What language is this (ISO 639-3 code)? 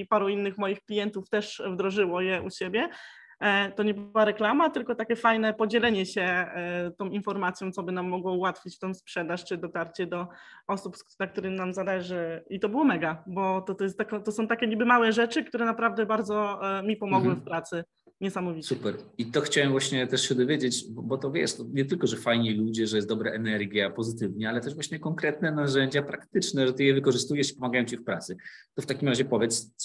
pol